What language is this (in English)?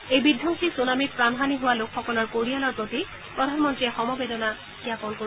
Assamese